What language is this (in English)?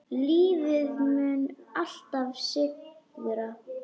Icelandic